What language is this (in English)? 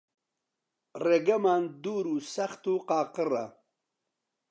Central Kurdish